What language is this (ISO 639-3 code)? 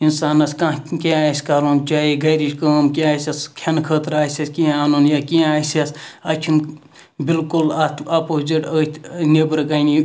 kas